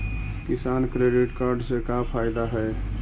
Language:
Magahi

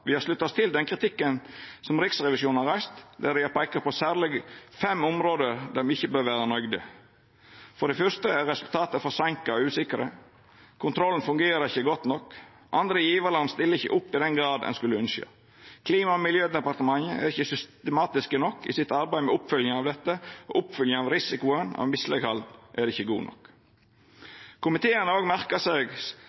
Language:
Norwegian Nynorsk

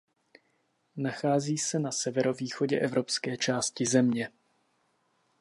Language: Czech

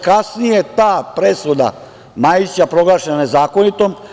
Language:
Serbian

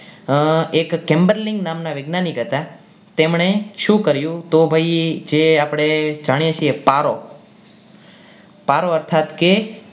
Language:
Gujarati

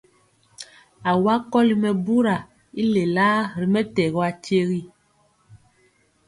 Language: Mpiemo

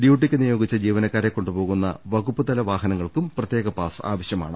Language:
Malayalam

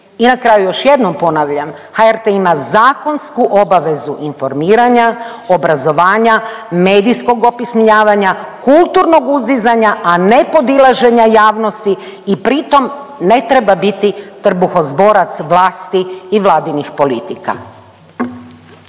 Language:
Croatian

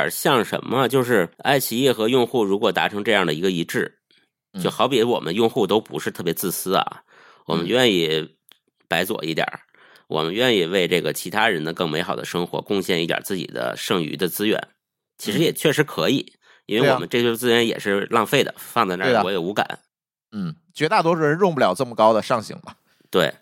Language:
Chinese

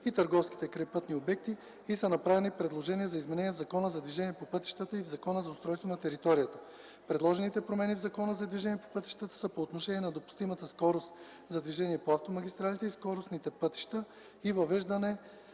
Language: Bulgarian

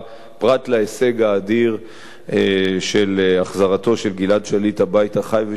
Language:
Hebrew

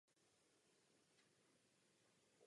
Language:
Czech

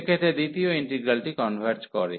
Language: Bangla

